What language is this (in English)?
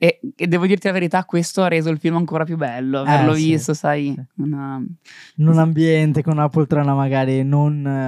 Italian